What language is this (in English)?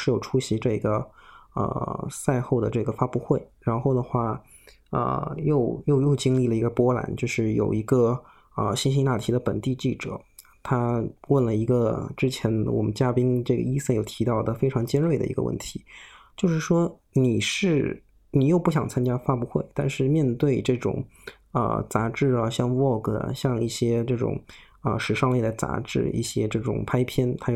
Chinese